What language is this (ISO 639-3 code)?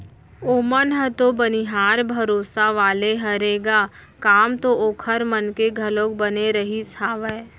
hne